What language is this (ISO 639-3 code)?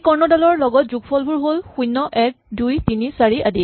asm